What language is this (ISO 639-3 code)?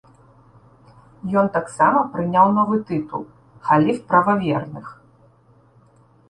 bel